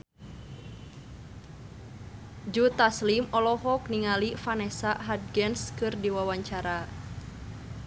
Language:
Sundanese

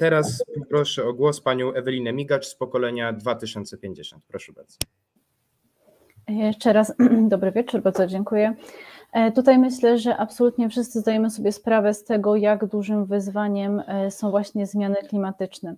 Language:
Polish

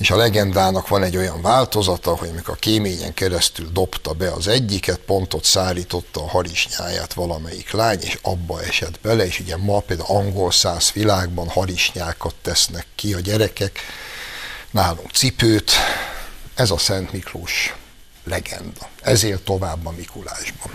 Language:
Hungarian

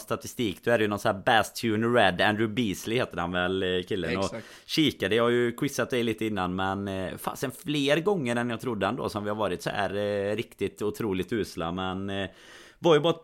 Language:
Swedish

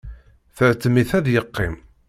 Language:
Kabyle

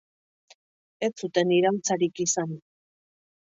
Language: Basque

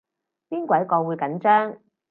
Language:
Cantonese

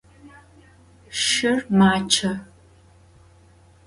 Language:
Adyghe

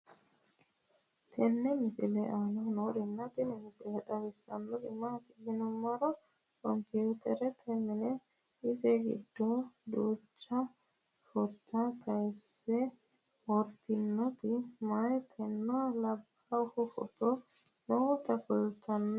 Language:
Sidamo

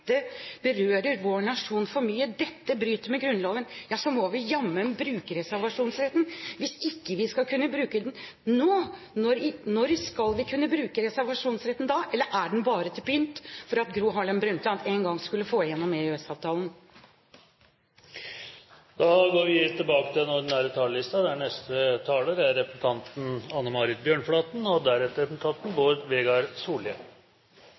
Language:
Norwegian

